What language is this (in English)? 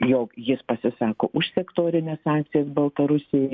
Lithuanian